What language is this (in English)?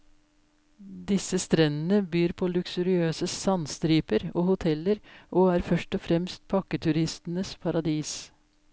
Norwegian